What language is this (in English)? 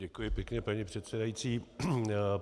Czech